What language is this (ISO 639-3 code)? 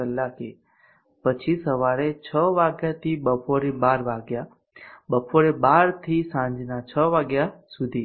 guj